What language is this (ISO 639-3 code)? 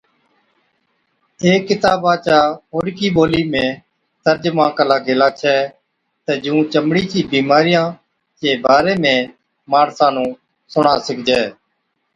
odk